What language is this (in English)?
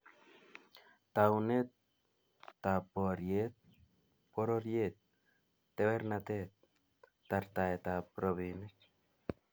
Kalenjin